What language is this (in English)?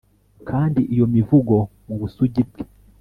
Kinyarwanda